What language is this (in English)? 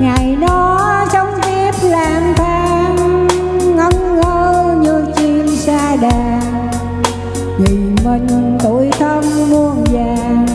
Vietnamese